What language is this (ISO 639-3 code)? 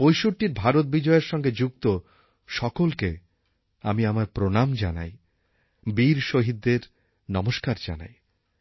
ben